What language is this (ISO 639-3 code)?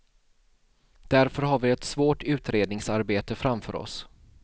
swe